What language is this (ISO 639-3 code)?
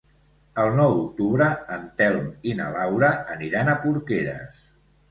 cat